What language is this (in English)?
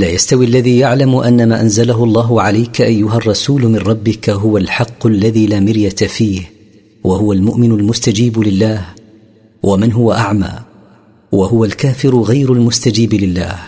Arabic